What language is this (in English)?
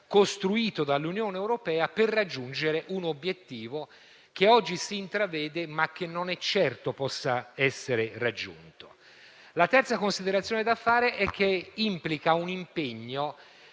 Italian